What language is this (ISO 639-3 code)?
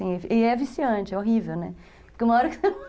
por